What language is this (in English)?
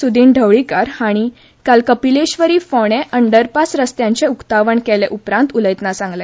Konkani